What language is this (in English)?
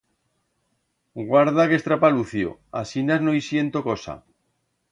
Aragonese